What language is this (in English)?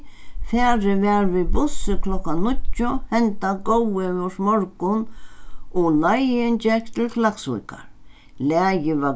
Faroese